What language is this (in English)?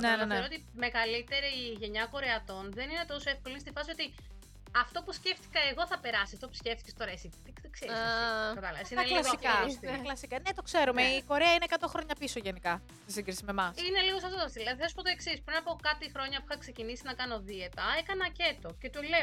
Greek